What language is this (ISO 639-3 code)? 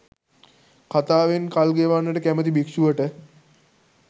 sin